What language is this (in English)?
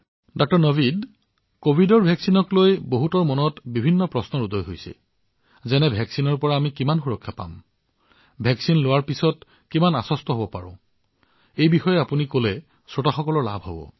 Assamese